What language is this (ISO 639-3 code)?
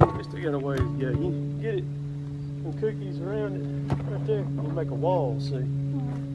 eng